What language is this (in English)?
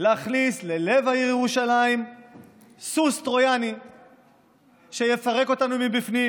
Hebrew